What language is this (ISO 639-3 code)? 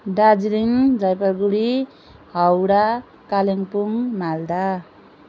nep